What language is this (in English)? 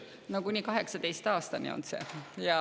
Estonian